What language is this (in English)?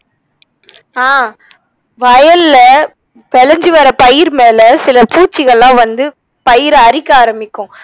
Tamil